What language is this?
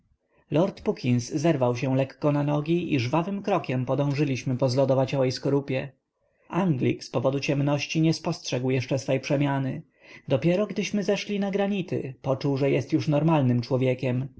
Polish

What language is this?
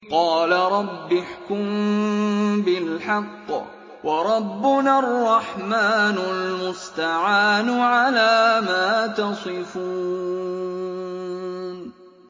Arabic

